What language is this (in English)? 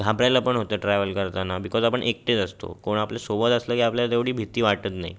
Marathi